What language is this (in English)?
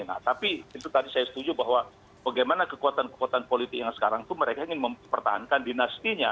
Indonesian